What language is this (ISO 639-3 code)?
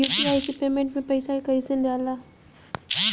bho